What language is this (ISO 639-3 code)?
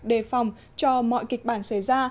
vie